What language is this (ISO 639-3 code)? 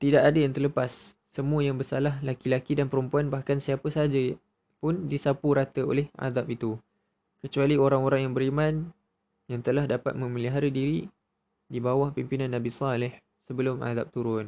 msa